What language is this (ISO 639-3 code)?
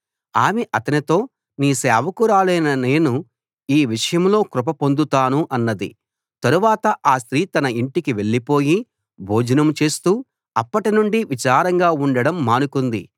tel